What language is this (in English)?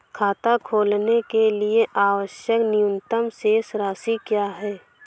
Hindi